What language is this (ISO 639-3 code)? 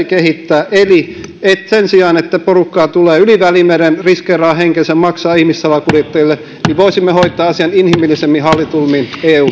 fin